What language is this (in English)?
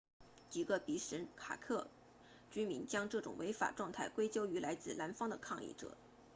Chinese